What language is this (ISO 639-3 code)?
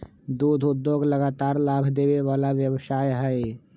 mag